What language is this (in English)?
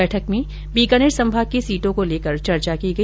Hindi